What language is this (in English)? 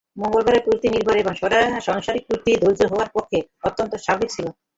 Bangla